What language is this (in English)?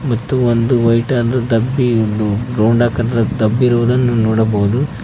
Kannada